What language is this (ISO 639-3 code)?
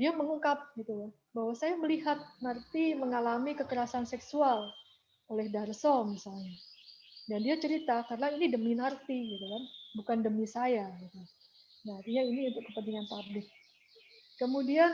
ind